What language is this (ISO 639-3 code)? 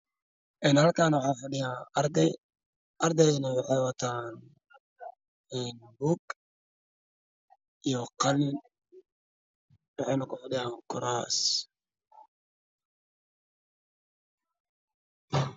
som